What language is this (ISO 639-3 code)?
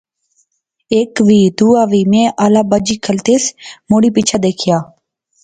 phr